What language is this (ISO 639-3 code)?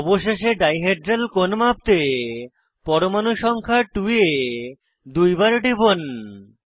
ben